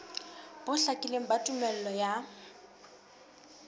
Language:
Southern Sotho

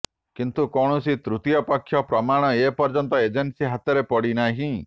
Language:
Odia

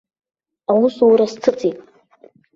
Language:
Abkhazian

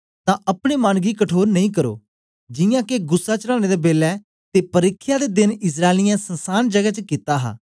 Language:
Dogri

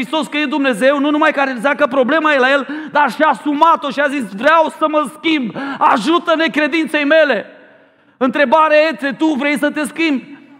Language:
Romanian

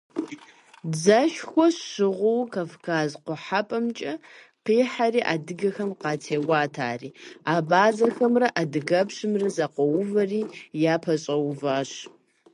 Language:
Kabardian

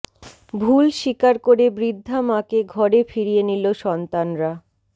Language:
Bangla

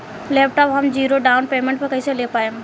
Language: Bhojpuri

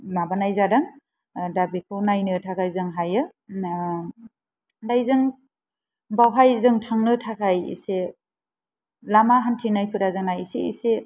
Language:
Bodo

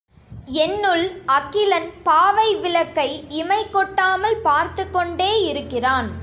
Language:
Tamil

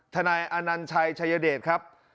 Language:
Thai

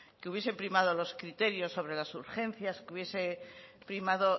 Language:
Spanish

